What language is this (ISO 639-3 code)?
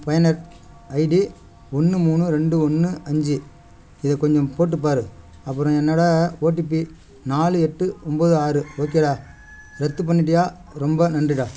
tam